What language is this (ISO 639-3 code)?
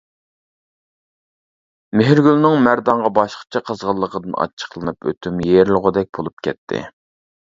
uig